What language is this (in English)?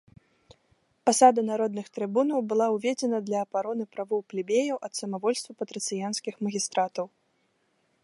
Belarusian